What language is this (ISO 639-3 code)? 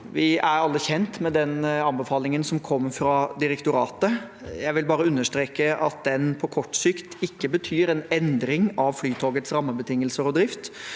nor